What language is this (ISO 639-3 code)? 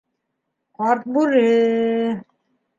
bak